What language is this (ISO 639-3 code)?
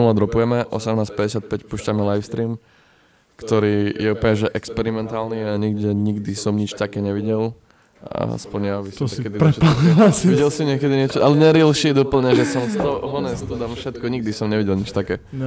slk